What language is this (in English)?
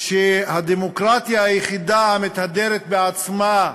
Hebrew